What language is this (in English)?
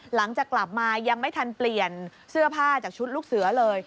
Thai